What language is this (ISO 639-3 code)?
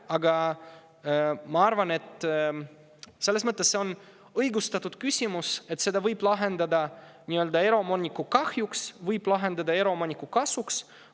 est